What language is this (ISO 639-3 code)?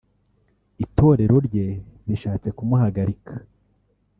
kin